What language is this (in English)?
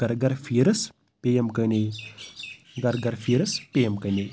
Kashmiri